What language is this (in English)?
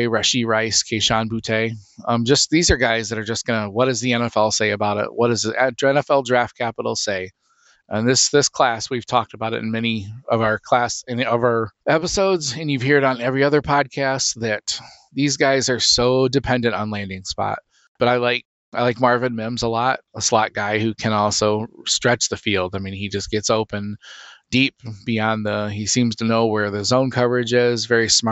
English